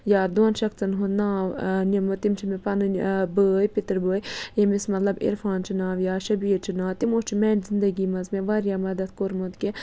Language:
Kashmiri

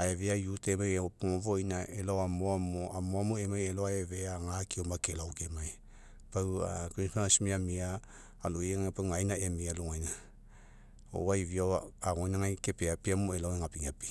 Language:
Mekeo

